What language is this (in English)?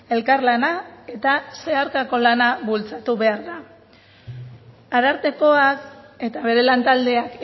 Basque